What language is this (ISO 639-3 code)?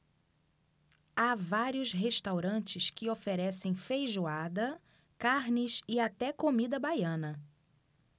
por